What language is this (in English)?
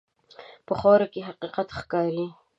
Pashto